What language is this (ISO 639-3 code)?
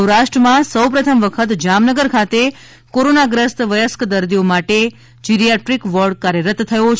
guj